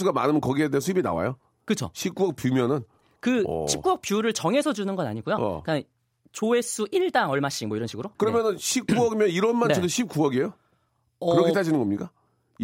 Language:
Korean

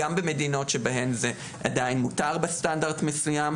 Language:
Hebrew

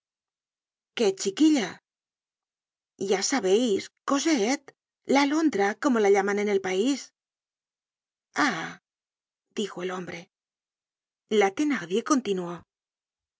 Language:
Spanish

